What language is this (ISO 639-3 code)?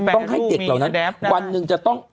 tha